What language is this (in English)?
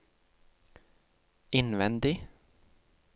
Norwegian